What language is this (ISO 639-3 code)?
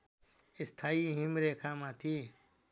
nep